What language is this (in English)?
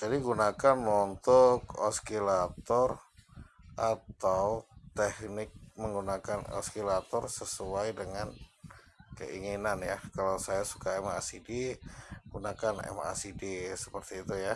Indonesian